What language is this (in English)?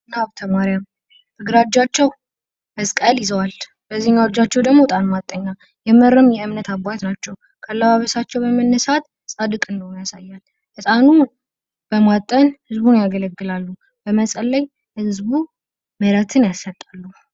Amharic